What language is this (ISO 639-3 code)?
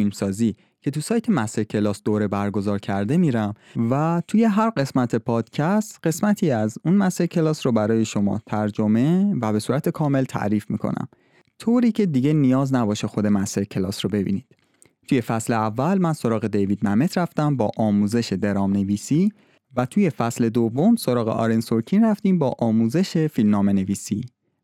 fas